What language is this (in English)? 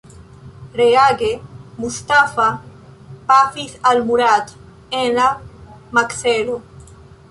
Esperanto